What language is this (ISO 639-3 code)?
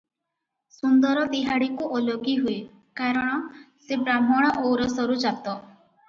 ori